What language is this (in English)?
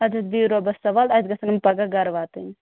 Kashmiri